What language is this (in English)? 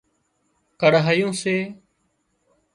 Wadiyara Koli